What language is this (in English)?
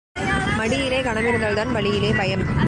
Tamil